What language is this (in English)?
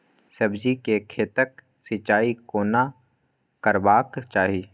Maithili